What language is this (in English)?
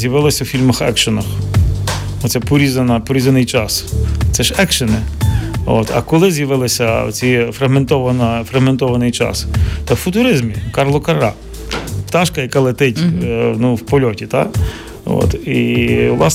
Ukrainian